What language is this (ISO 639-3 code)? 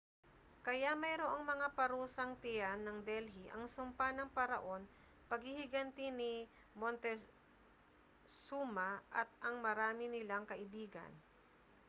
fil